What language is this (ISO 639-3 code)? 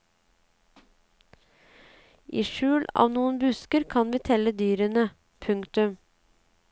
nor